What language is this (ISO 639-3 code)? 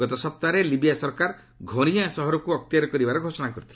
ori